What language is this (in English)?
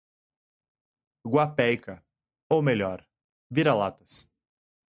Portuguese